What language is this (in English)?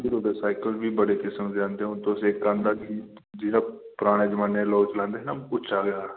Dogri